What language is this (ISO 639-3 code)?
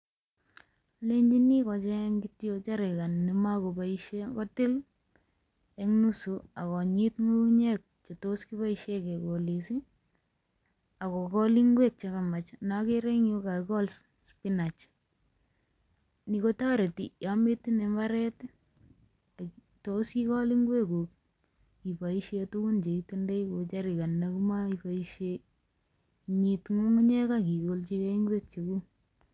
kln